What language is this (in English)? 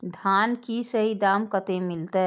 Maithili